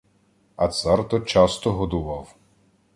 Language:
Ukrainian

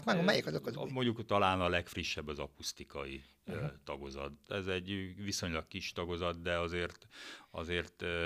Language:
Hungarian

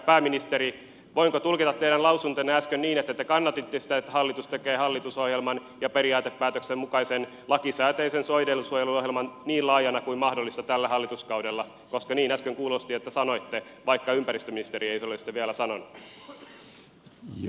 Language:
Finnish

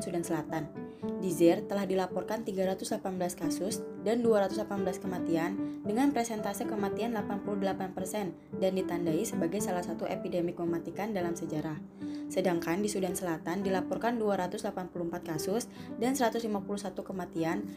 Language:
Indonesian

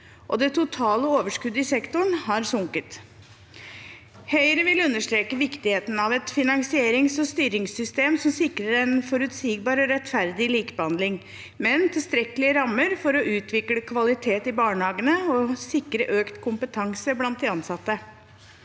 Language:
Norwegian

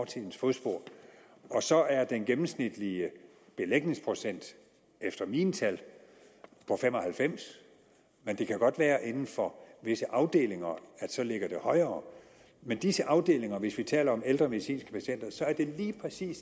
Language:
Danish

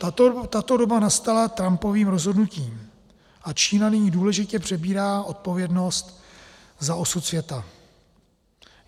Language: Czech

